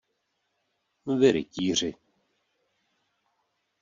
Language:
Czech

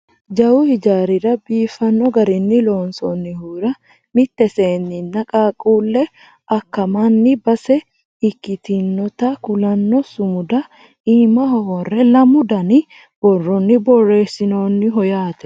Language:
Sidamo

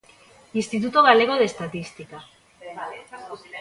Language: Galician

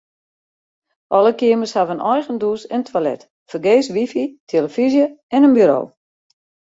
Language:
Western Frisian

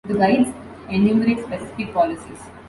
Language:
English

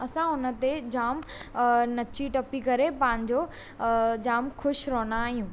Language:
Sindhi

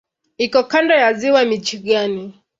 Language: Swahili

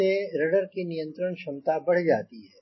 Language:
Hindi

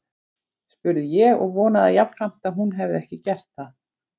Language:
Icelandic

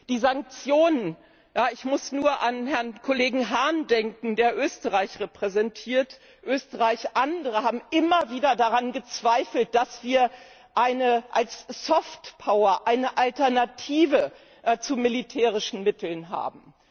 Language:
German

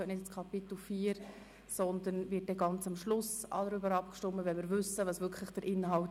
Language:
Swiss German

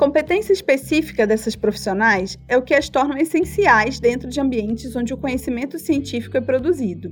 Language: Portuguese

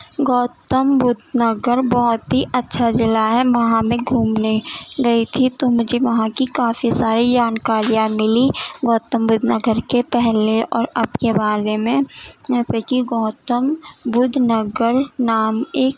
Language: Urdu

